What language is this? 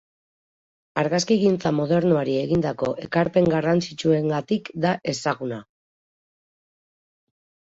Basque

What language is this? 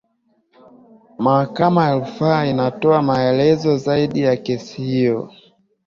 Swahili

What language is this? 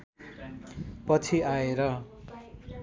Nepali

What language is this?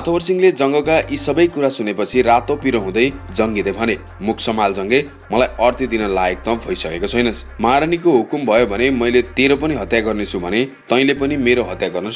Romanian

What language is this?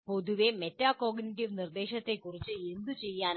Malayalam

